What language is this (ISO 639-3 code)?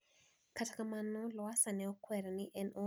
luo